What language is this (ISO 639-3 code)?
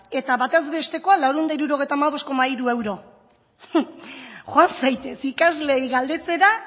eus